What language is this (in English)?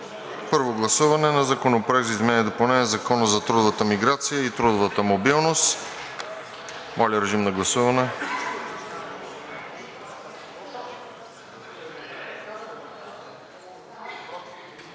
Bulgarian